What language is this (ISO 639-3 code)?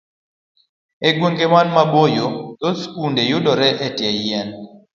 luo